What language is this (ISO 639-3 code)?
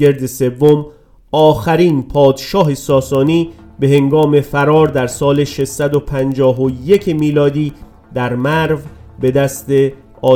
fas